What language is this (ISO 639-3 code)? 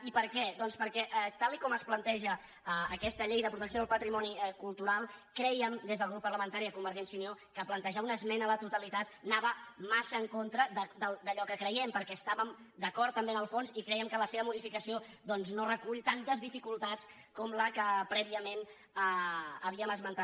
cat